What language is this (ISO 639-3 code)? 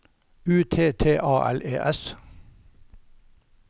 nor